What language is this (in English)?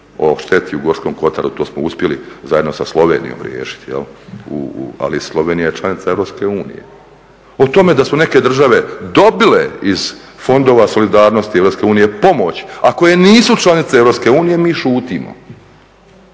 Croatian